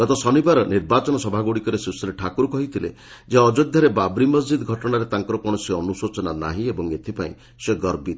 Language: Odia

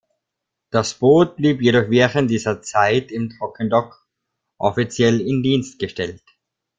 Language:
German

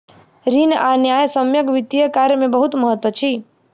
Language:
Maithili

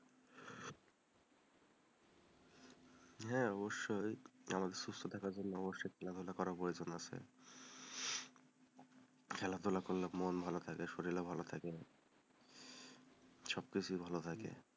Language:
Bangla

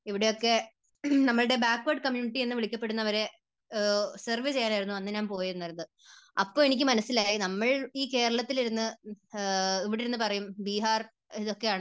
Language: Malayalam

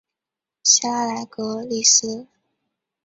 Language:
Chinese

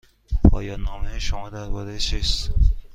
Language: Persian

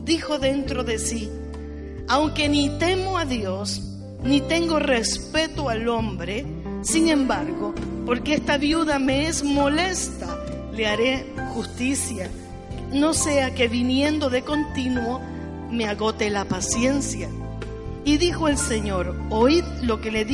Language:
Spanish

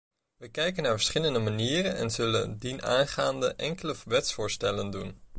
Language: Dutch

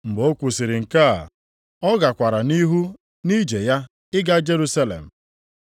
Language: Igbo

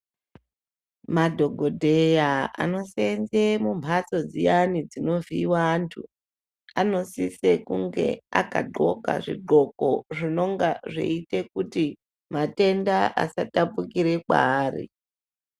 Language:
Ndau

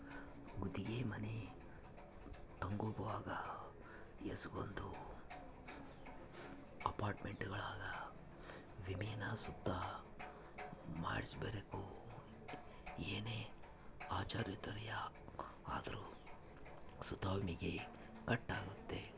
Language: Kannada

